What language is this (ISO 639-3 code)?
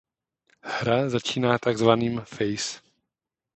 ces